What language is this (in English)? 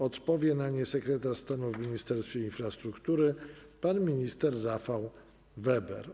Polish